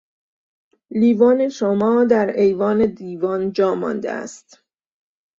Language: Persian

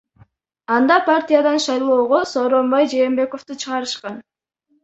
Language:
Kyrgyz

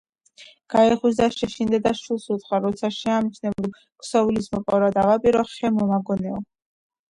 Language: Georgian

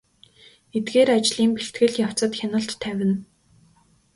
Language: Mongolian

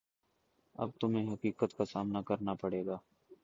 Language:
Urdu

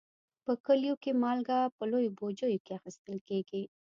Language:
Pashto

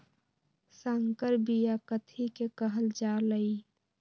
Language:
Magahi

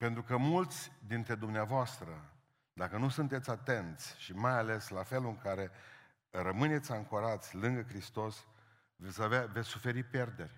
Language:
Romanian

